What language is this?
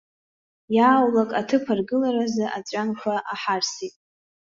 Abkhazian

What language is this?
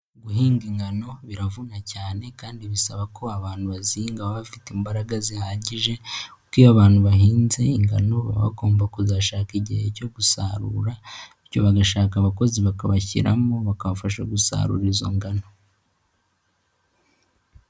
Kinyarwanda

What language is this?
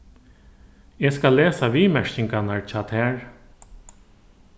Faroese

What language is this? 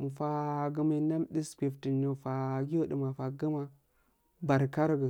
Afade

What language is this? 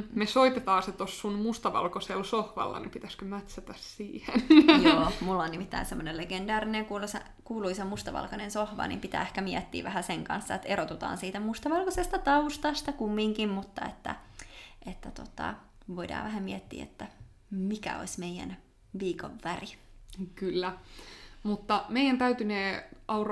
Finnish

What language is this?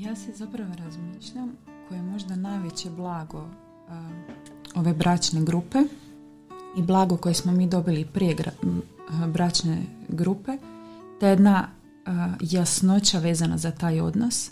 Croatian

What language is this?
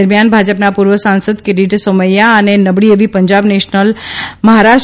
Gujarati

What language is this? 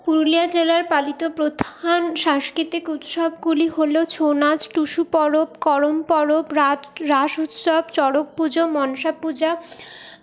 Bangla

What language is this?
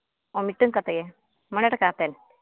Santali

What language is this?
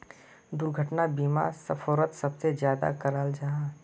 Magahi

